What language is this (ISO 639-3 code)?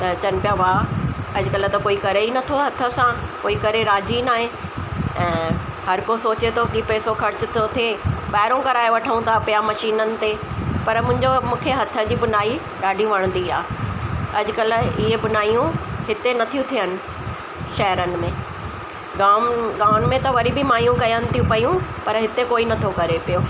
snd